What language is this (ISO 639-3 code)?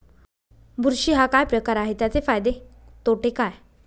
mar